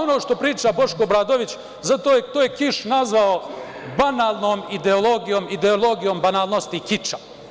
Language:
Serbian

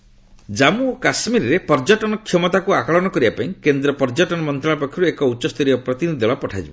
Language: Odia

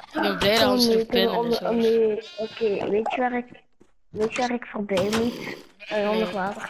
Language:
Dutch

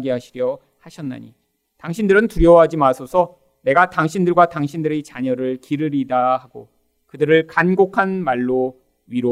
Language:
Korean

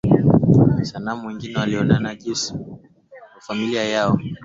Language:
Swahili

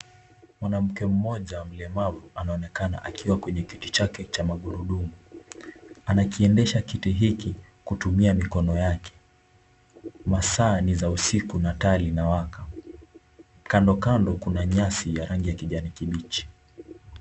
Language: Swahili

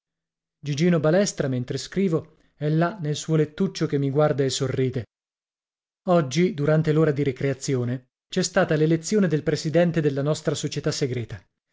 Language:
Italian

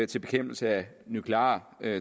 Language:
Danish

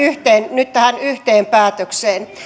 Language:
Finnish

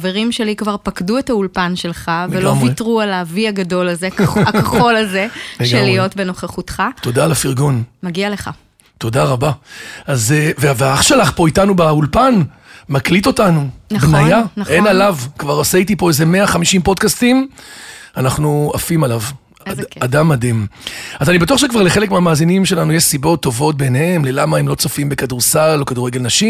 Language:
Hebrew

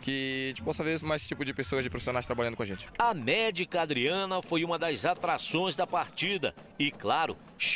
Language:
Portuguese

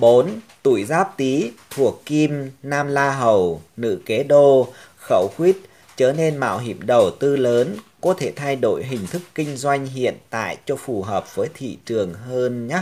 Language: Vietnamese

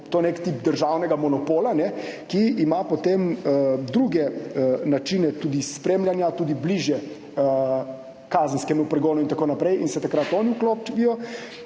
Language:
Slovenian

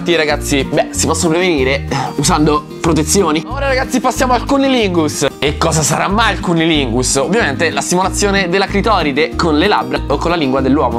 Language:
Italian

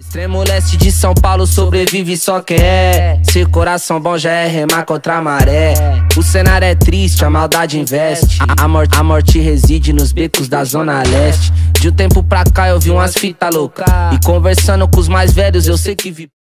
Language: Portuguese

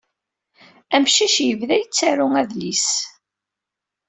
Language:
Kabyle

